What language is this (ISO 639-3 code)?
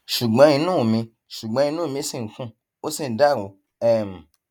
yor